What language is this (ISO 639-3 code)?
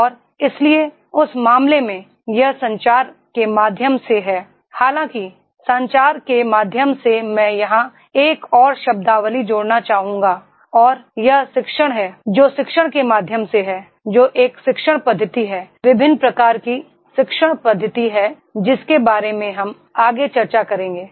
hin